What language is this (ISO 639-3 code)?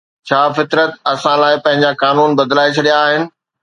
snd